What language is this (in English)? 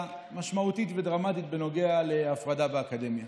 Hebrew